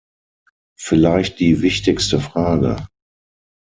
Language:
German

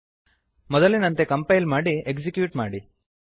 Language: Kannada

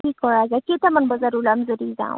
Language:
Assamese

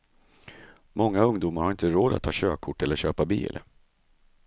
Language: Swedish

